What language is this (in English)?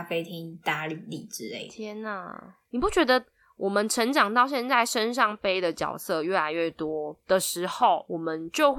Chinese